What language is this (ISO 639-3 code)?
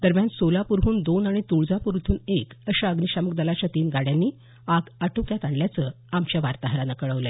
mar